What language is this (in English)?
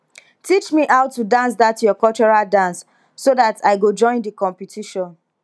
Nigerian Pidgin